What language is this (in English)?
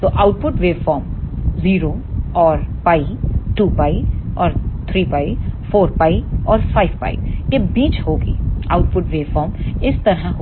Hindi